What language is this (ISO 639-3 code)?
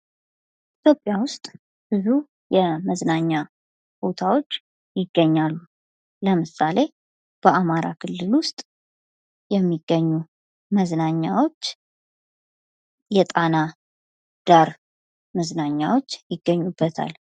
amh